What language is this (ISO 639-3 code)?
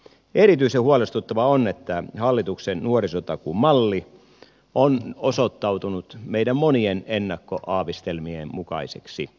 fin